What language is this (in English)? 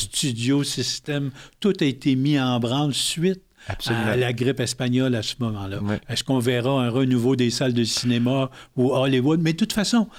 French